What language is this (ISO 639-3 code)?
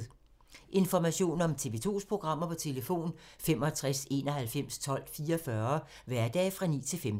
dan